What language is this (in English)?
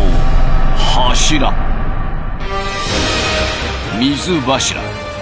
Japanese